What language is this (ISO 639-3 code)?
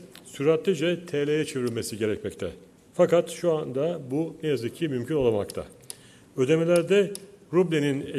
tur